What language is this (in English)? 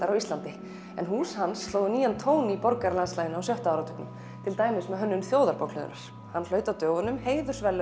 Icelandic